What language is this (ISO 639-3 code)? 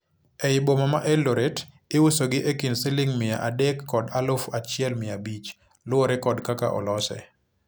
luo